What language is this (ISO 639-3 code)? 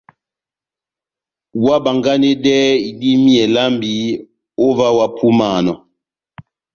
bnm